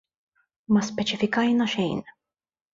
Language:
Maltese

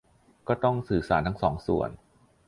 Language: Thai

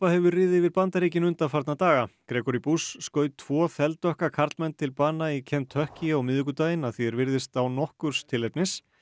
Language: Icelandic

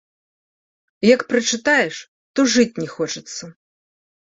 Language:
Belarusian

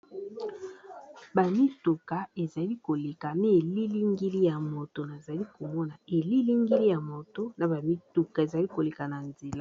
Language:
Lingala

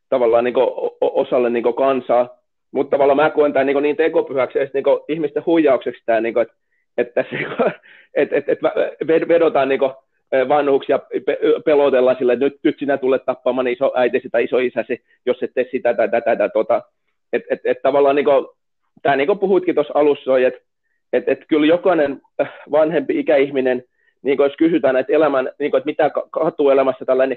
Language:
Finnish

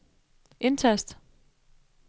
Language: Danish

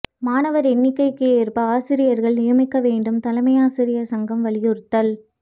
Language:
Tamil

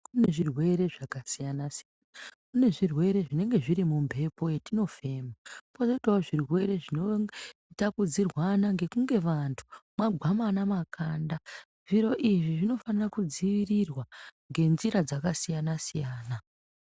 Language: Ndau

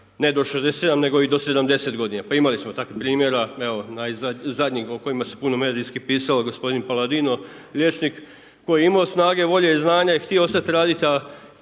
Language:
Croatian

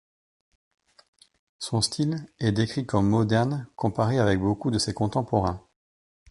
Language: French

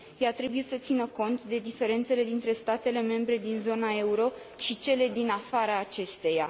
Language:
Romanian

